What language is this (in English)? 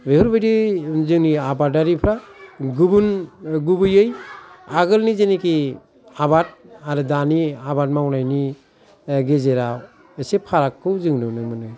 Bodo